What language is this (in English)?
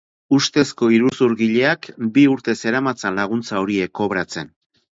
Basque